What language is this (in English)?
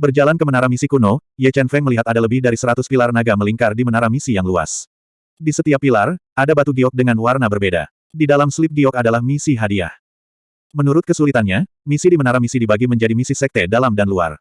Indonesian